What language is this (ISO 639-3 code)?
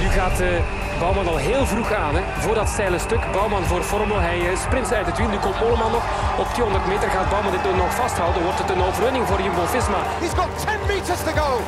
nld